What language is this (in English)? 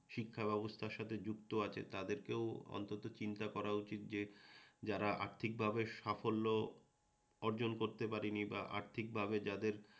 Bangla